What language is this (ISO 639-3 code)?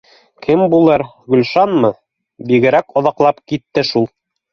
bak